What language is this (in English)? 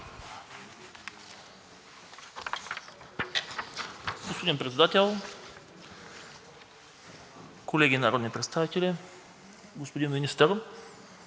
Bulgarian